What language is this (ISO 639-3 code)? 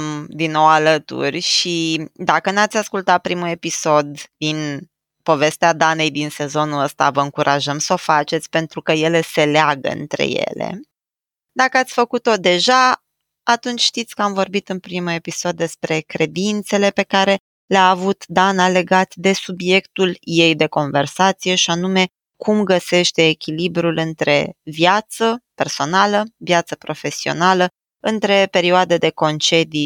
ron